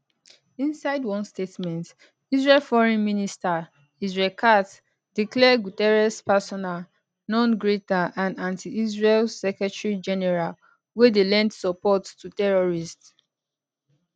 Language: Nigerian Pidgin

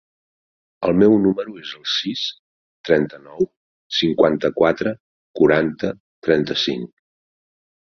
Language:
Catalan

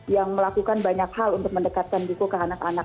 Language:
Indonesian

